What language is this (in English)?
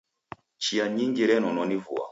Taita